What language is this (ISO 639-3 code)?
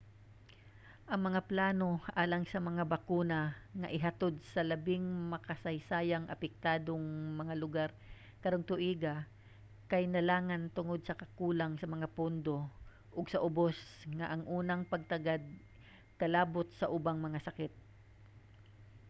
ceb